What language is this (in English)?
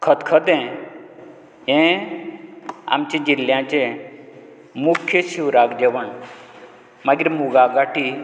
Konkani